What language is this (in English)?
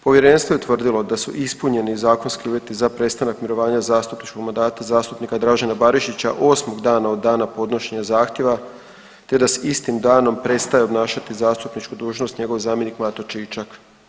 Croatian